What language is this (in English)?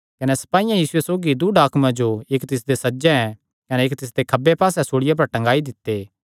Kangri